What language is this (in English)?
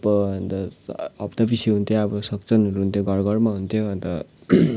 Nepali